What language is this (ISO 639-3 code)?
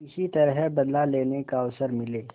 hin